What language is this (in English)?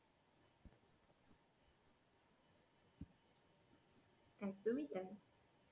Bangla